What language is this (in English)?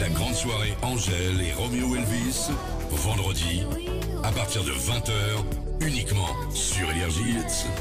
French